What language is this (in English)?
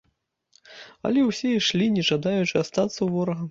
Belarusian